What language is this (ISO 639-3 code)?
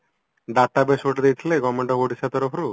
ori